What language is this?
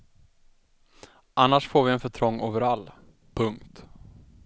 Swedish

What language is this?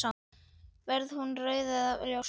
Icelandic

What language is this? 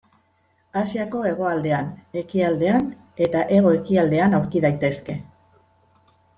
Basque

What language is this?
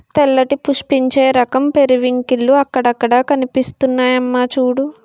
Telugu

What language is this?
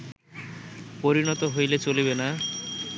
Bangla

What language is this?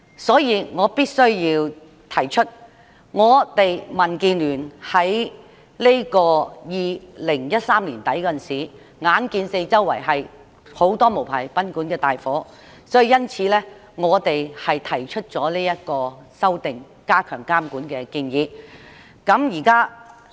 Cantonese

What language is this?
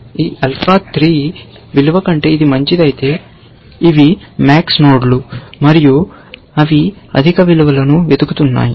Telugu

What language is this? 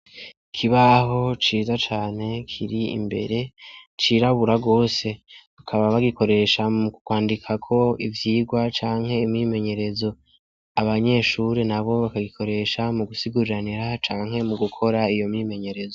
Rundi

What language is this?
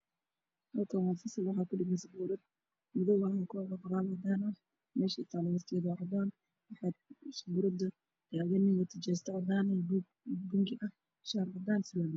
Somali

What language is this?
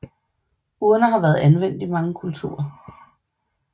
Danish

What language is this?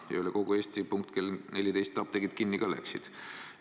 Estonian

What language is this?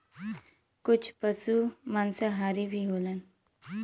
Bhojpuri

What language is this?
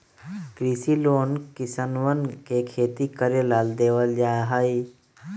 Magahi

